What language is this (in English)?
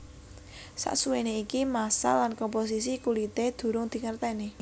Javanese